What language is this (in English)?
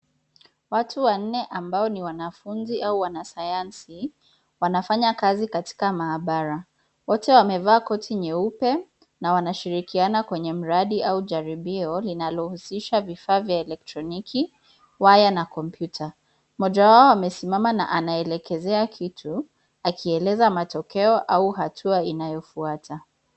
Swahili